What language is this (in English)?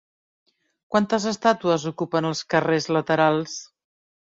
Catalan